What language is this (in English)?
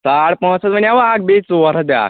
Kashmiri